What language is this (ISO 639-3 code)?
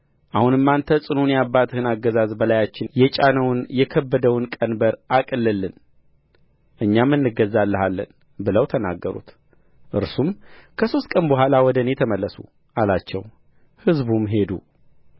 amh